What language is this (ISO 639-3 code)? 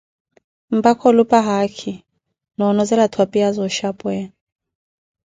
eko